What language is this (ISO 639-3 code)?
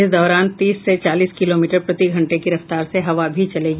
hin